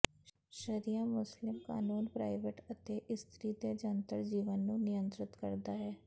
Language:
Punjabi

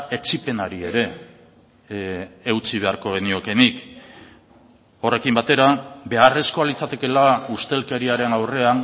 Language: Basque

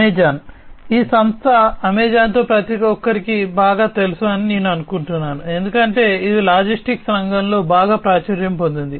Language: Telugu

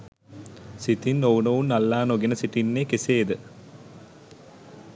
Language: Sinhala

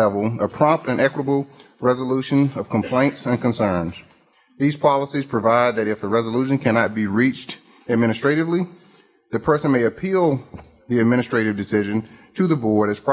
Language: English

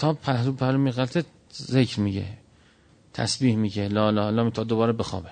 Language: Persian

